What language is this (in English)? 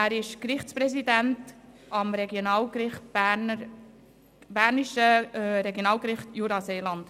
Swiss German